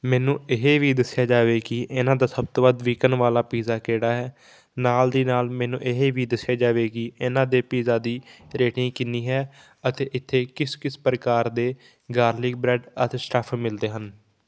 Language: Punjabi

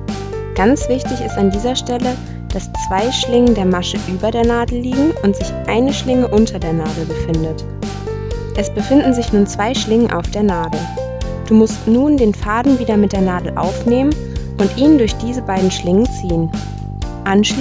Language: German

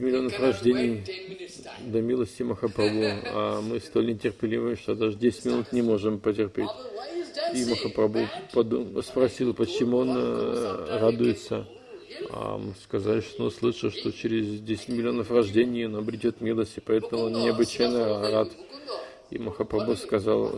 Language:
Russian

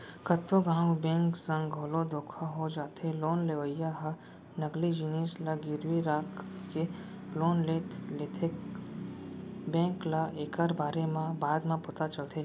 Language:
Chhattisgarhi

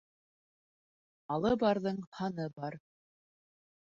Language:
Bashkir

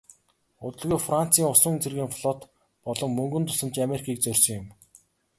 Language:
Mongolian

